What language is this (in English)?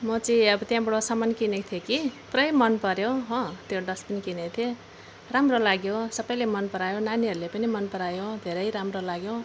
Nepali